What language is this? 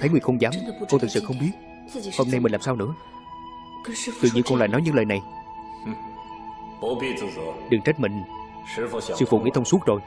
Vietnamese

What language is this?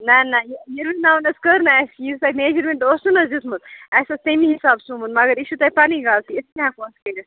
Kashmiri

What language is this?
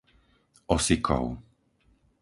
Slovak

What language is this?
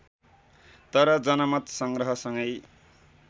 Nepali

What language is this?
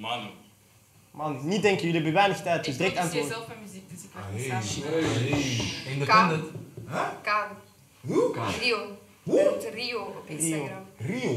Dutch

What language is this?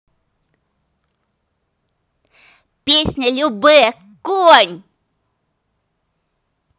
Russian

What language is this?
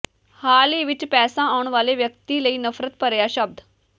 Punjabi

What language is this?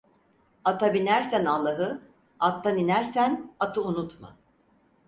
Turkish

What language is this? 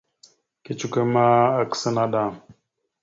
Mada (Cameroon)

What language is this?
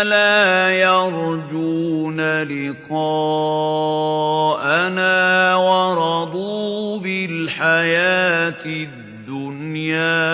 Arabic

